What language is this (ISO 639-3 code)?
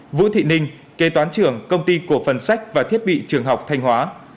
vie